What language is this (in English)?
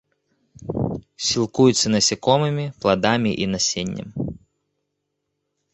Belarusian